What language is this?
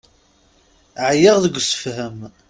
Kabyle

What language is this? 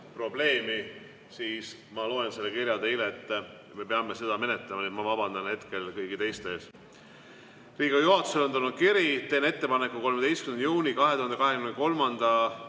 Estonian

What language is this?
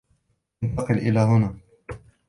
Arabic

